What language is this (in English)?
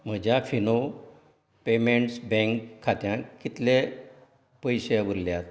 Konkani